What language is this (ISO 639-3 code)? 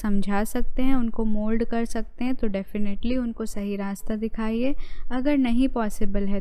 hin